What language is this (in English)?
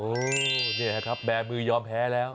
Thai